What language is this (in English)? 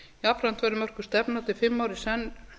Icelandic